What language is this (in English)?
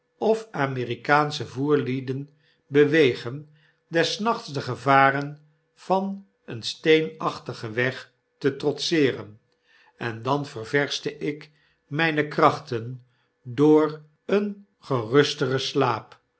Dutch